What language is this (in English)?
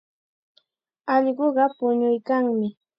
Chiquián Ancash Quechua